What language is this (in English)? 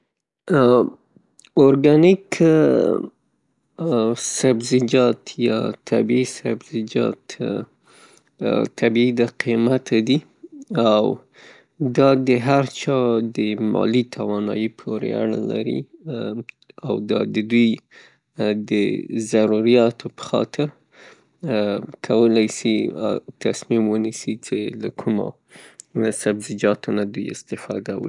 Pashto